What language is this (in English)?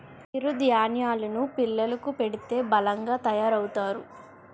Telugu